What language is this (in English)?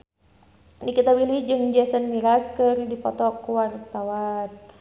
Sundanese